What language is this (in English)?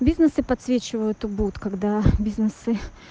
Russian